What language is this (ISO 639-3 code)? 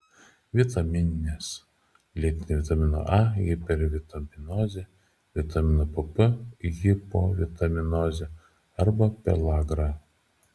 lit